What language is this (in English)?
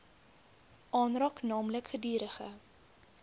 Afrikaans